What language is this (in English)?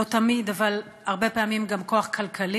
Hebrew